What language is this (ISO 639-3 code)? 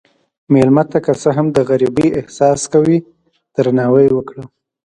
pus